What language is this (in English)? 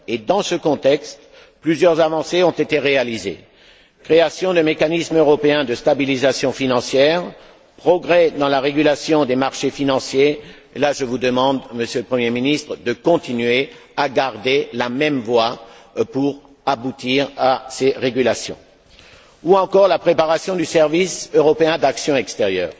French